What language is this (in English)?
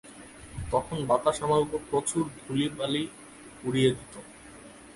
Bangla